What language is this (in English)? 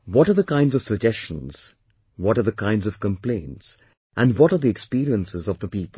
English